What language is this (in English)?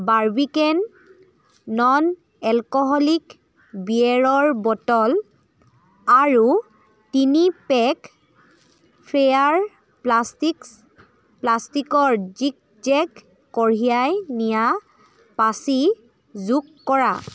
Assamese